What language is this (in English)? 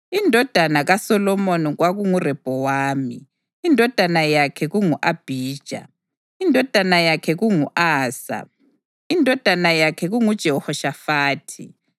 North Ndebele